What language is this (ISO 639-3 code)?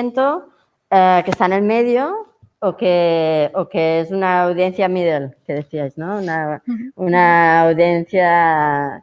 spa